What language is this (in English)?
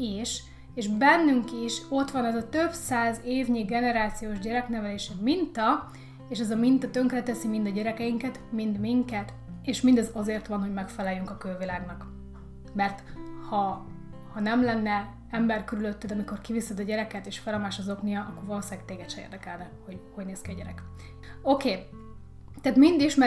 Hungarian